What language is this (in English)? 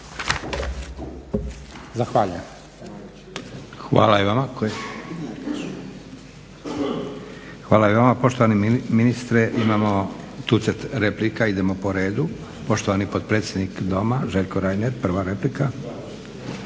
Croatian